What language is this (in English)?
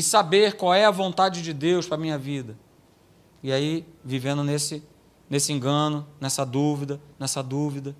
Portuguese